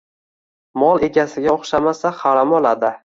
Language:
Uzbek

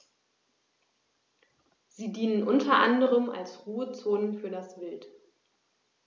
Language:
German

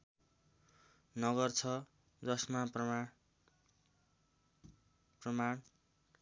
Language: Nepali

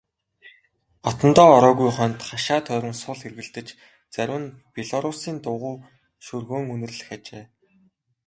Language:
Mongolian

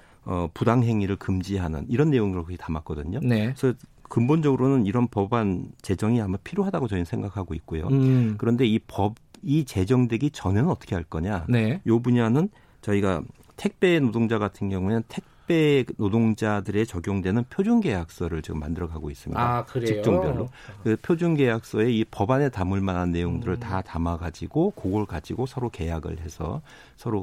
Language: Korean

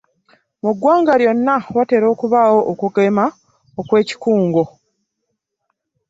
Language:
Ganda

